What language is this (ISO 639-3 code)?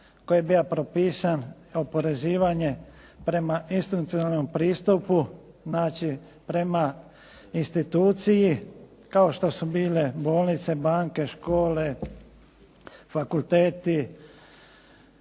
hrv